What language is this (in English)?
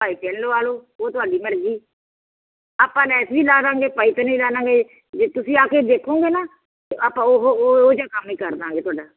Punjabi